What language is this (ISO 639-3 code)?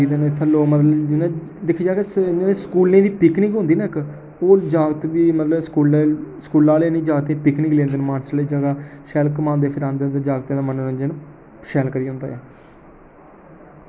doi